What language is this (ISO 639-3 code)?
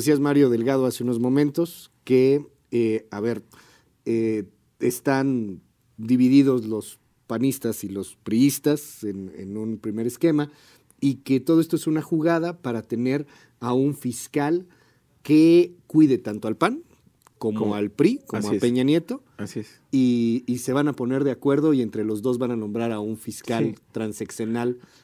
spa